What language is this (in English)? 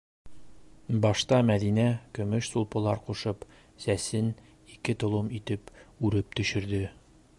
Bashkir